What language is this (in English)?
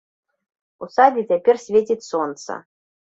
Belarusian